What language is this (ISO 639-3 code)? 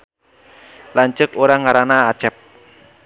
sun